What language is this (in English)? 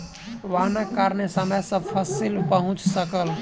Maithili